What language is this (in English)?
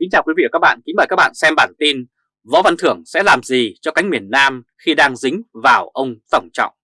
Vietnamese